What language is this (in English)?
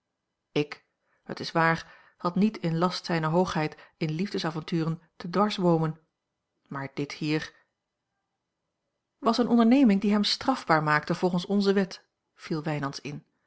Dutch